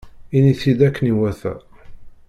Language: Kabyle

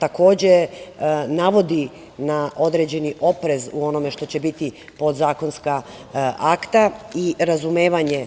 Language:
Serbian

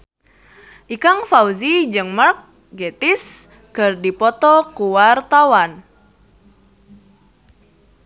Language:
Sundanese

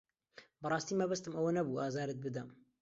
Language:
Central Kurdish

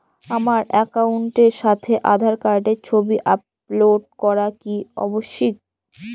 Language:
Bangla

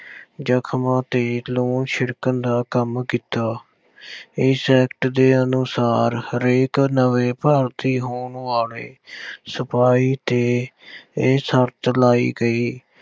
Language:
Punjabi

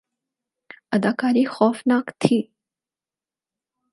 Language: Urdu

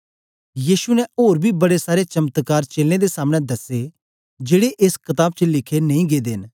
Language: Dogri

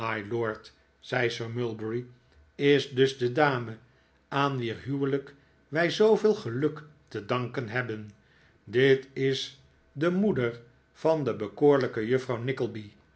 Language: Dutch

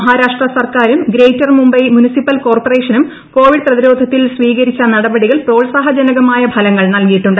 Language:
Malayalam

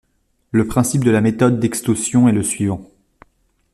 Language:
French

